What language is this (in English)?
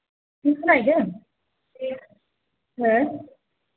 Bodo